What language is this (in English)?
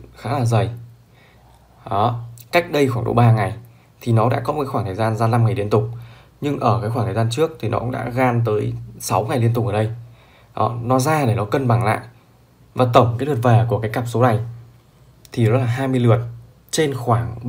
Vietnamese